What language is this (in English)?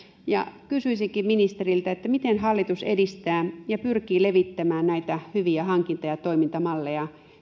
Finnish